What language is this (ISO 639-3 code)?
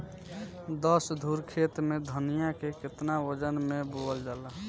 bho